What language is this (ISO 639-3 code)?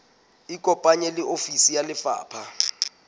sot